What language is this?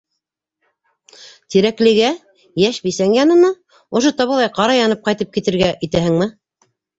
Bashkir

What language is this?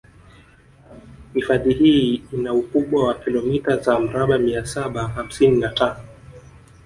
Swahili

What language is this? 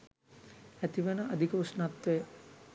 Sinhala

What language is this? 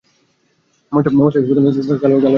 Bangla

